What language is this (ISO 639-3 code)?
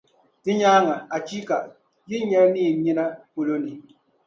dag